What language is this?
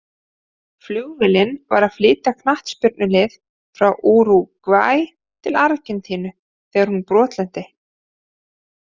Icelandic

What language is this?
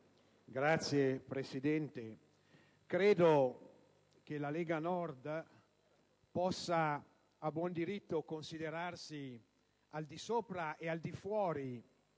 Italian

